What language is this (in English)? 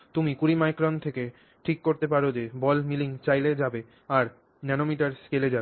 Bangla